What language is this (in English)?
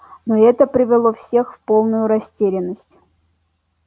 Russian